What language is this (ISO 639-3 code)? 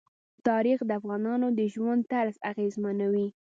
pus